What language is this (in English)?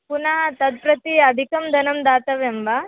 Sanskrit